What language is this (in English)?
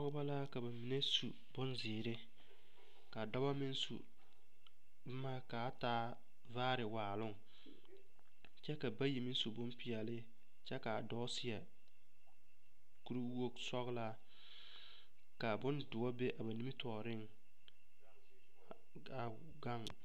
Southern Dagaare